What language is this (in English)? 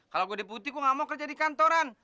Indonesian